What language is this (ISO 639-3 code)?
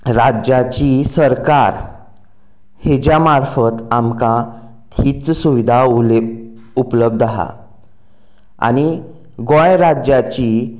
kok